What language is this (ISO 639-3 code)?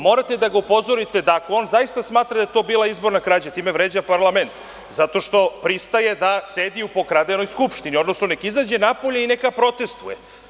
srp